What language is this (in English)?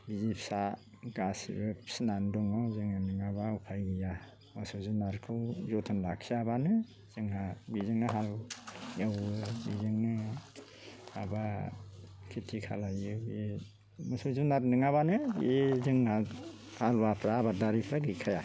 Bodo